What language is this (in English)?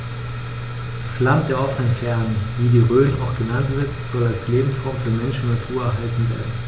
German